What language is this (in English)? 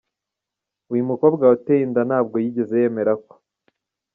Kinyarwanda